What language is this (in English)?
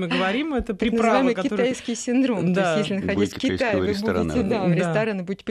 Russian